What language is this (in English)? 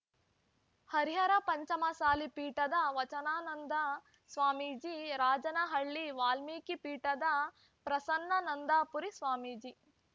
Kannada